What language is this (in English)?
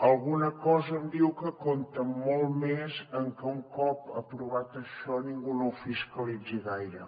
Catalan